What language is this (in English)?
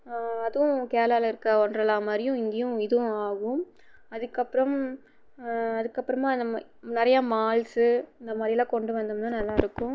Tamil